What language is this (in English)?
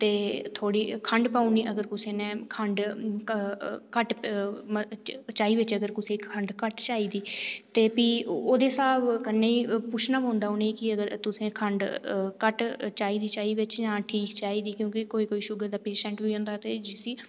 Dogri